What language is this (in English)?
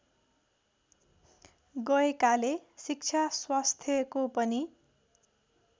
Nepali